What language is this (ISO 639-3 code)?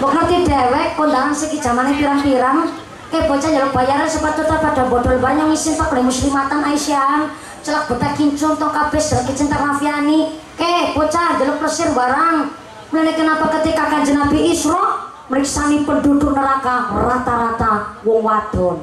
ind